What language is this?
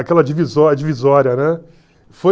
Portuguese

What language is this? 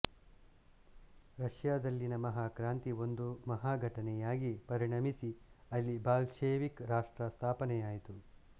Kannada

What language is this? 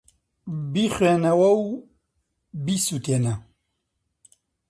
Central Kurdish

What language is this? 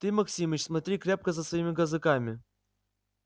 Russian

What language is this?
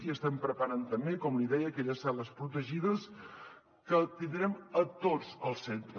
Catalan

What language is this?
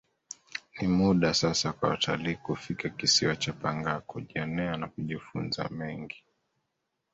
Swahili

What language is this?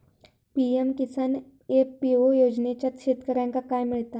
Marathi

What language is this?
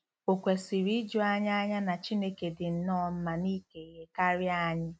Igbo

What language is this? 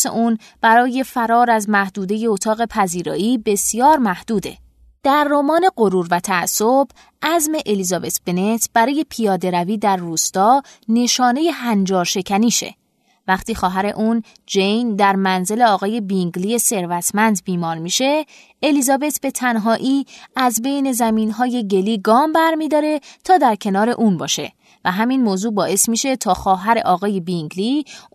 Persian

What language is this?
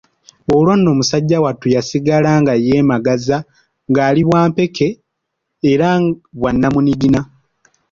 Ganda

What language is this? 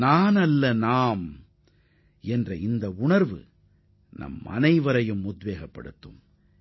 Tamil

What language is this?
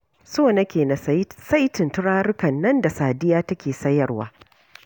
Hausa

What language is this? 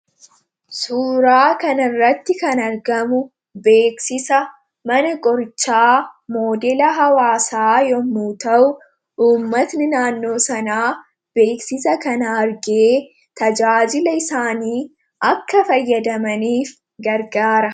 Oromo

